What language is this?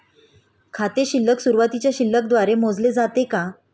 Marathi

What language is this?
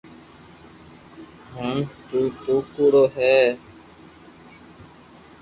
Loarki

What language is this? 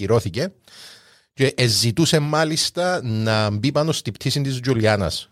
Greek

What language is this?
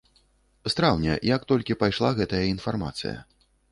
Belarusian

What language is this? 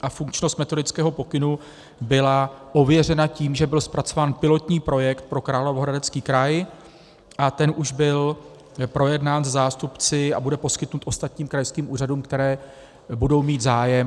Czech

